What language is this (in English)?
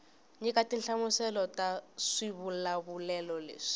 Tsonga